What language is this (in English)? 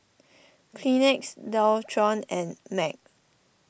English